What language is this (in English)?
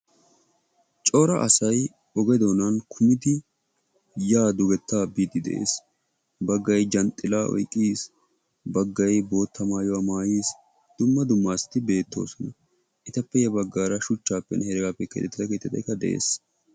Wolaytta